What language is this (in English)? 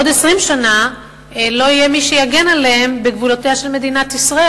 Hebrew